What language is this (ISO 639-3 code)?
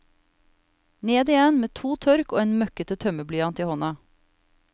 nor